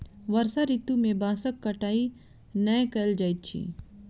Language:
Maithili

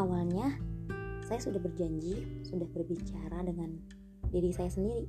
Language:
Indonesian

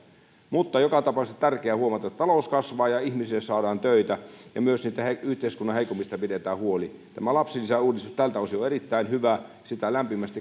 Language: Finnish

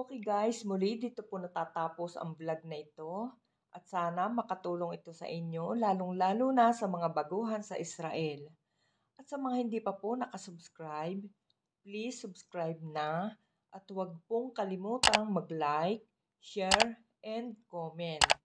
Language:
Filipino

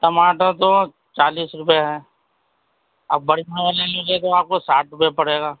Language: Urdu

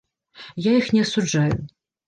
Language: Belarusian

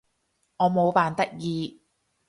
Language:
Cantonese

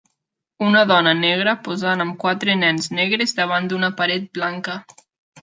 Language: Catalan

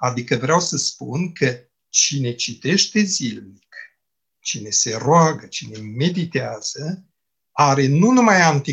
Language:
Romanian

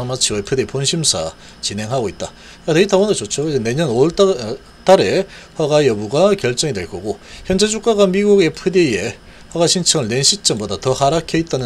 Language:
Korean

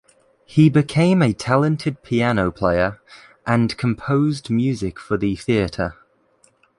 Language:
English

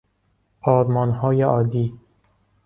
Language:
Persian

